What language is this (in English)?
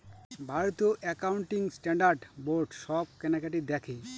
Bangla